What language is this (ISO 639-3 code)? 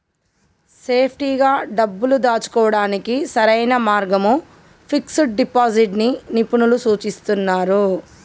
tel